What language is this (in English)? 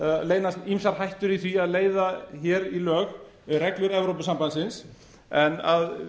Icelandic